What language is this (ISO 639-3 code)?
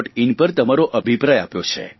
guj